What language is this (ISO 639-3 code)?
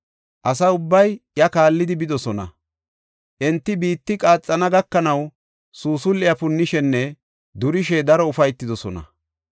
gof